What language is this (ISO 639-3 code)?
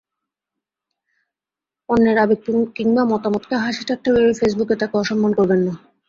ben